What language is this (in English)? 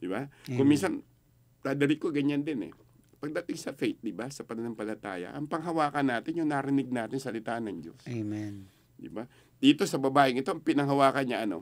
Filipino